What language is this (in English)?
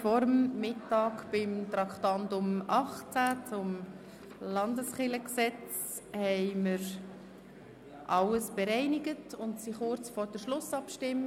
Swiss German